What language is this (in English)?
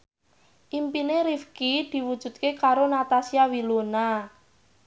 Javanese